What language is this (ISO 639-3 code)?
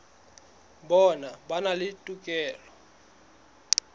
sot